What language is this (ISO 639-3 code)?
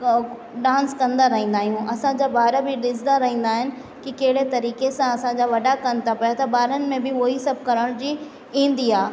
snd